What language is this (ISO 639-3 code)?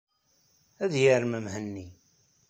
kab